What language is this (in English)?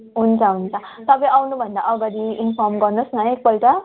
Nepali